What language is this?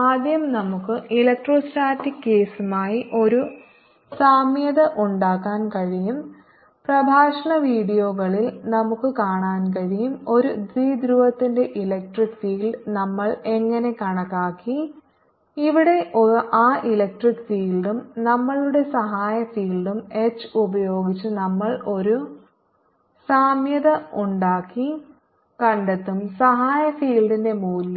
Malayalam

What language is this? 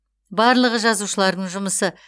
Kazakh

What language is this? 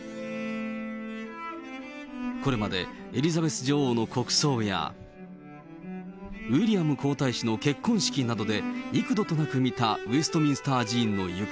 Japanese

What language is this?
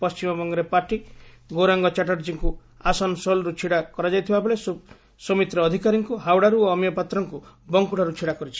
Odia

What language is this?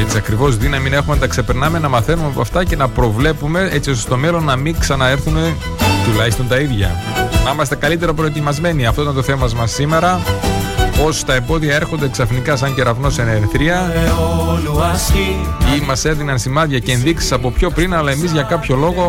Greek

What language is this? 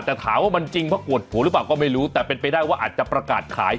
Thai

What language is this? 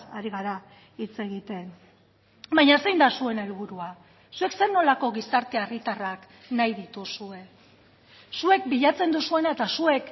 Basque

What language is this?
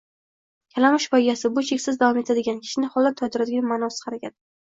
Uzbek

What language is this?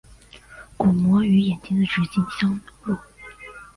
Chinese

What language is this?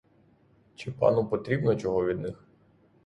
Ukrainian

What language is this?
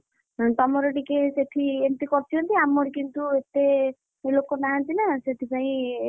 Odia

